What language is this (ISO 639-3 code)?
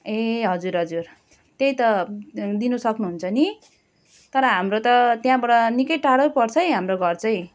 nep